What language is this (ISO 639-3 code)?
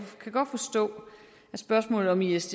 dan